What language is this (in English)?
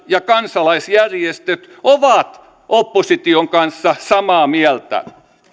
Finnish